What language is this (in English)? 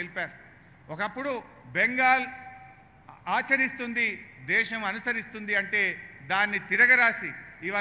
Hindi